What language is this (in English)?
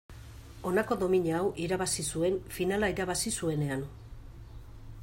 Basque